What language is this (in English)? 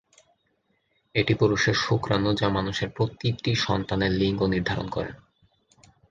Bangla